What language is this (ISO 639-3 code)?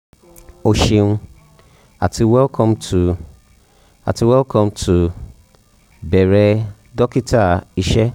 yor